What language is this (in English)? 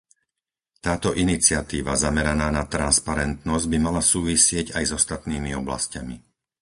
Slovak